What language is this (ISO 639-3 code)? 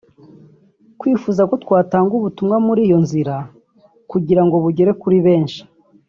kin